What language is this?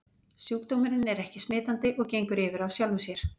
Icelandic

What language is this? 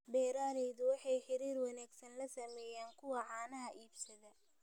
Somali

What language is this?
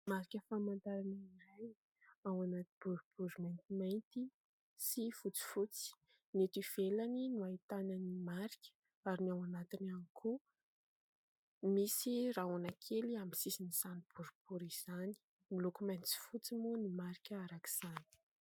Malagasy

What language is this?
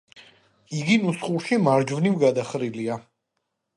Georgian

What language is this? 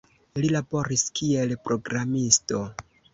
Esperanto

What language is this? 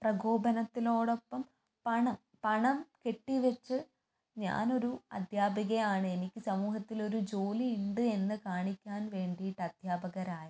Malayalam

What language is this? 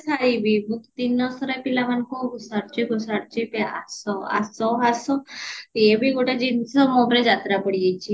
Odia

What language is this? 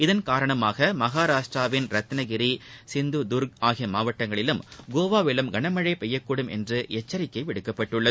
Tamil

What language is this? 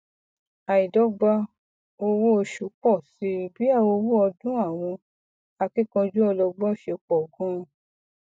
Yoruba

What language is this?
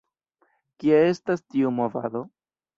Esperanto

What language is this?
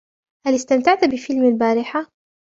Arabic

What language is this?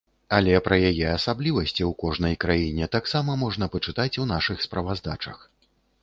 Belarusian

